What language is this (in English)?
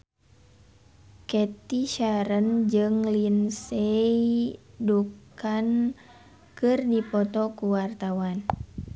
Sundanese